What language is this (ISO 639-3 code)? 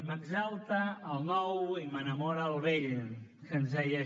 cat